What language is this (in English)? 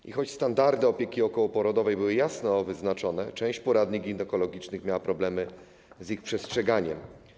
Polish